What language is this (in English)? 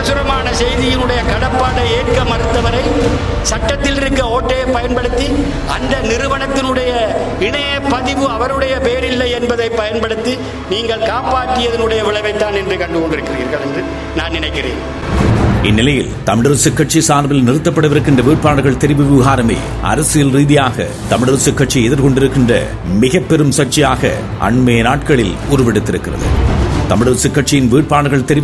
Tamil